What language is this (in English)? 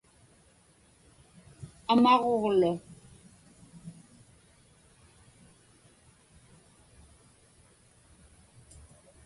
Inupiaq